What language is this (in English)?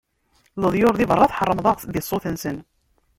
Kabyle